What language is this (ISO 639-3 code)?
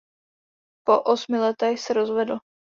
ces